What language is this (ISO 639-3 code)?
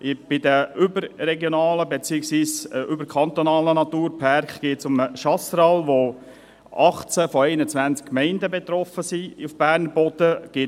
gsw